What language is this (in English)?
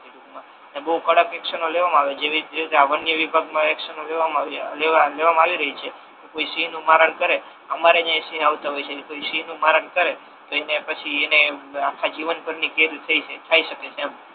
Gujarati